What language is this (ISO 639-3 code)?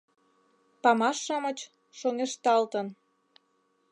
chm